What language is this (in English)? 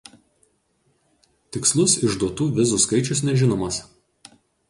Lithuanian